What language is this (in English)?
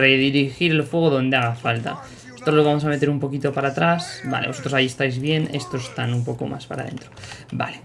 Spanish